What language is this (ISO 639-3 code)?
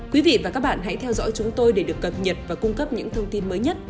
vie